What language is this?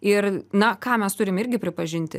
Lithuanian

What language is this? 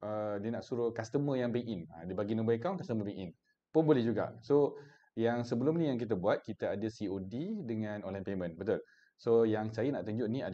Malay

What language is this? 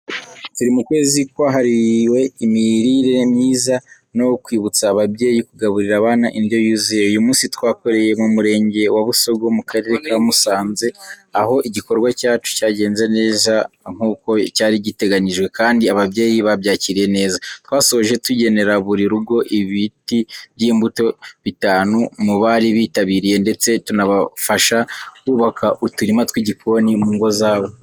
Kinyarwanda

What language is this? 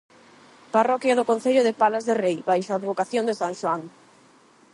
Galician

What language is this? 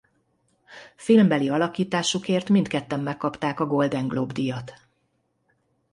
Hungarian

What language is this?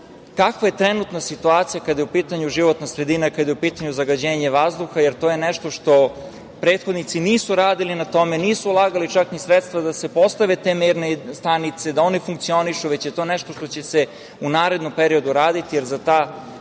Serbian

